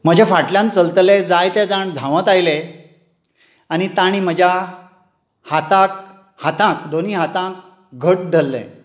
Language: Konkani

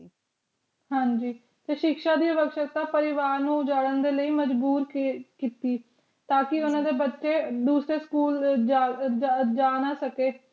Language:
Punjabi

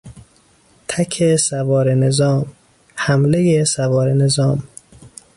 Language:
Persian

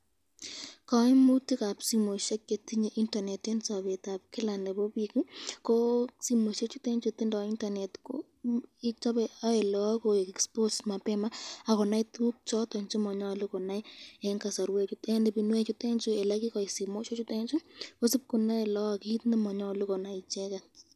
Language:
Kalenjin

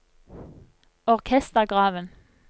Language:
Norwegian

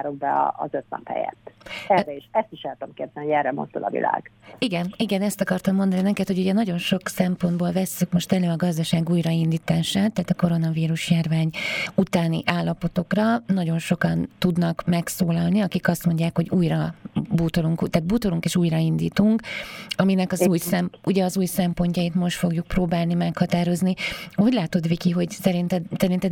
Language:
Hungarian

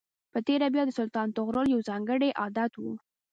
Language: Pashto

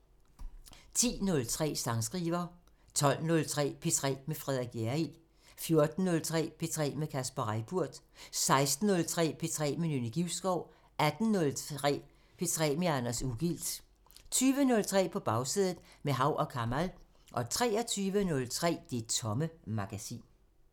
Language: Danish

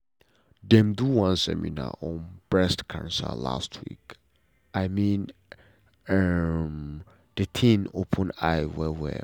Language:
Nigerian Pidgin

